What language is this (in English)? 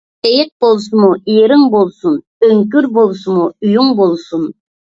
Uyghur